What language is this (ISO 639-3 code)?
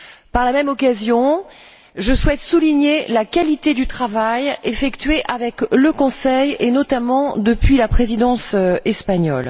fra